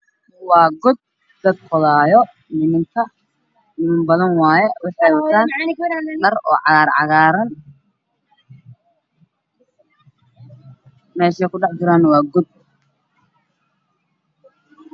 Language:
Somali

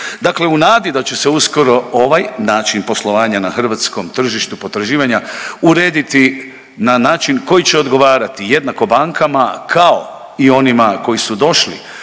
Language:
Croatian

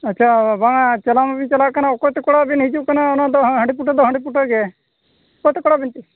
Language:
Santali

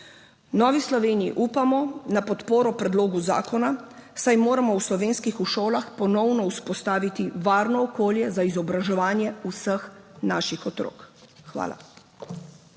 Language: Slovenian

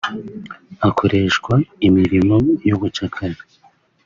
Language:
Kinyarwanda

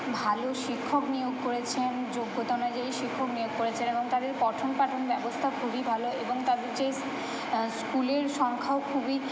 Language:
Bangla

